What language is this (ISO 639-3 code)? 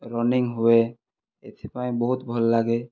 ori